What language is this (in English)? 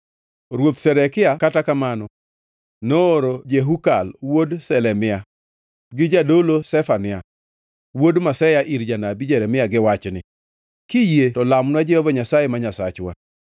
Luo (Kenya and Tanzania)